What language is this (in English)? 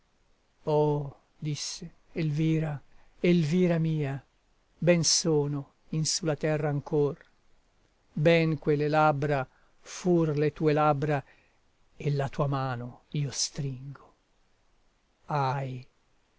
Italian